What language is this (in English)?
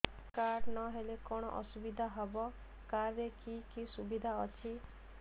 Odia